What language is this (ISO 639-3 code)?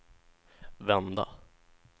swe